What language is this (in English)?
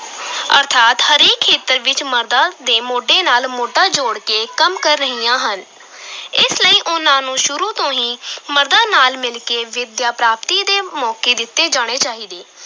Punjabi